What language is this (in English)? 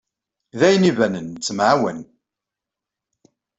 Kabyle